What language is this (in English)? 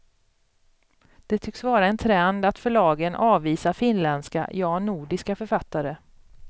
Swedish